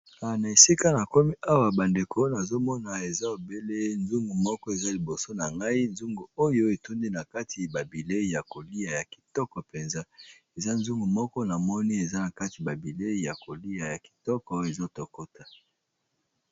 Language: Lingala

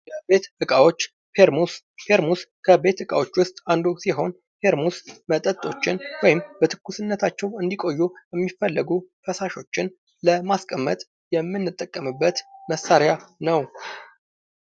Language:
Amharic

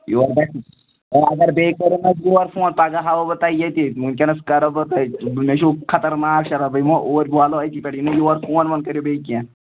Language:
Kashmiri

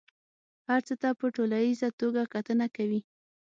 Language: Pashto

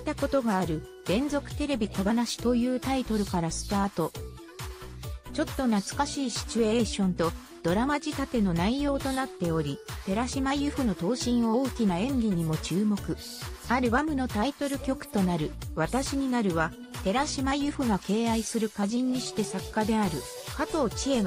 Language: Japanese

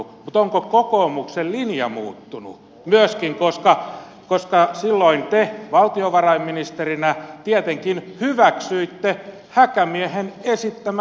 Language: Finnish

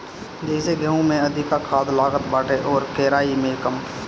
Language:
Bhojpuri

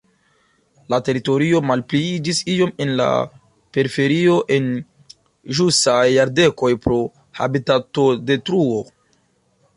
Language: Esperanto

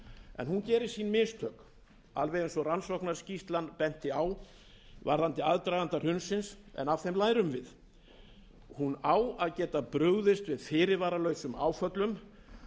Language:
Icelandic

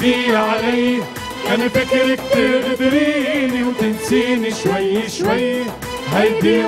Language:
Arabic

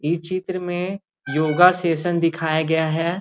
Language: Magahi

